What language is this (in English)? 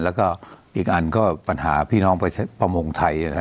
Thai